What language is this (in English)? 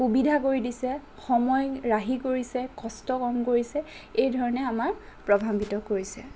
Assamese